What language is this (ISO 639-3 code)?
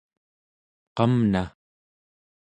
esu